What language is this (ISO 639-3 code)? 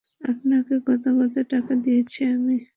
ben